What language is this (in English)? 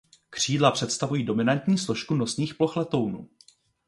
Czech